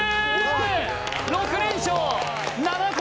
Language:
Japanese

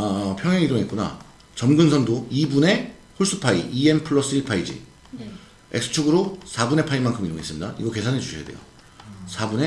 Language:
Korean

